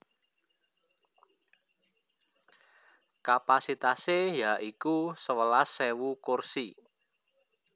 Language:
Javanese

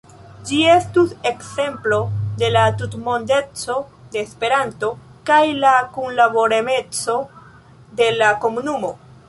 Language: Esperanto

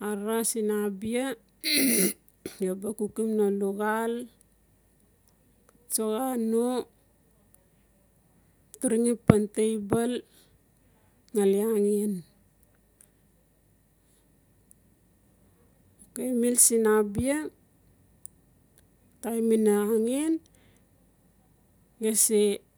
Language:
Notsi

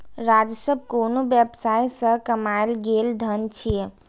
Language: Maithili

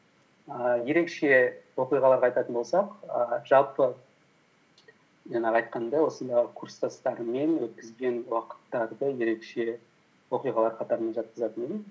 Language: Kazakh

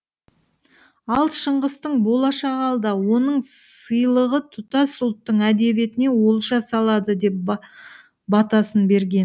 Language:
Kazakh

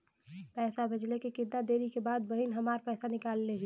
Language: Bhojpuri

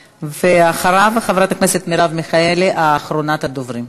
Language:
Hebrew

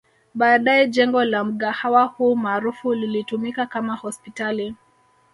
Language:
Swahili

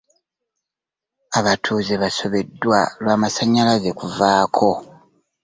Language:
Ganda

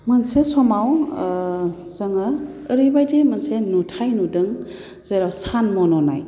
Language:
Bodo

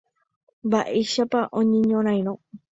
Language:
Guarani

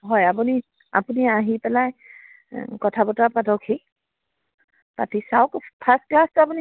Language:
Assamese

